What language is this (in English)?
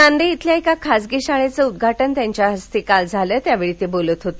Marathi